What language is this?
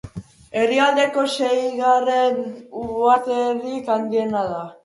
Basque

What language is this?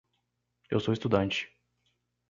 Portuguese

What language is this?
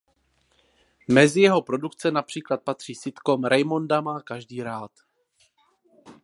Czech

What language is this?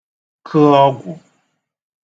Igbo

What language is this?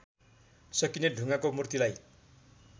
Nepali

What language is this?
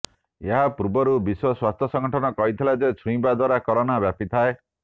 Odia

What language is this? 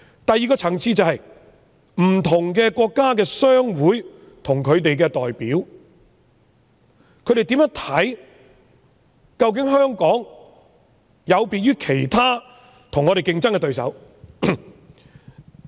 Cantonese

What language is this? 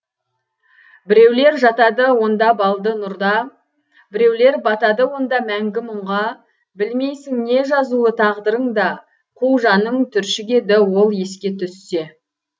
Kazakh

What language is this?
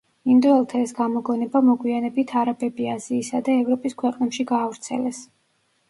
Georgian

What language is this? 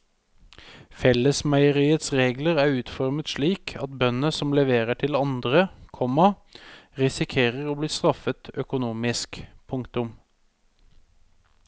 Norwegian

